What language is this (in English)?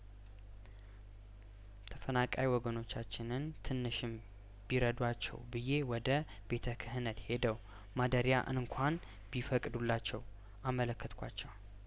Amharic